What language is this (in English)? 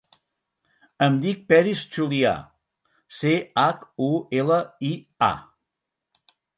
Catalan